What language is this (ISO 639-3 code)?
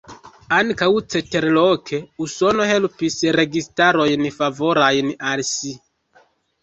epo